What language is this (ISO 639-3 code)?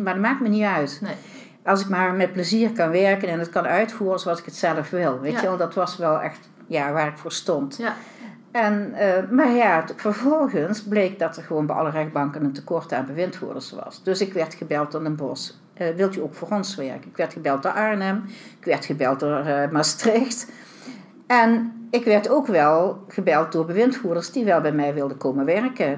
nld